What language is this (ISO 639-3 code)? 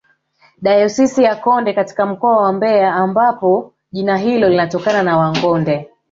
swa